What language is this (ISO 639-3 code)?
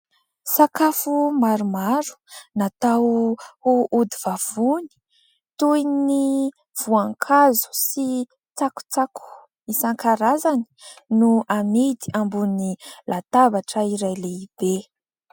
mlg